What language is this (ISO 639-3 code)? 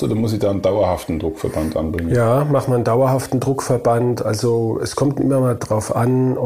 deu